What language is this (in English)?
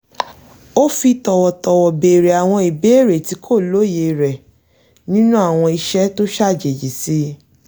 Yoruba